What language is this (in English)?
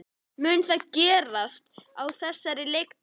Icelandic